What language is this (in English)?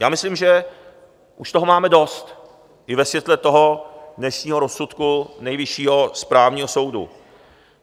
Czech